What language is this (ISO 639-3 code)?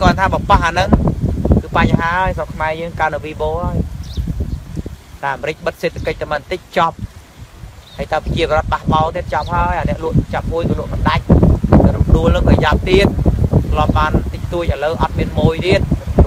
vie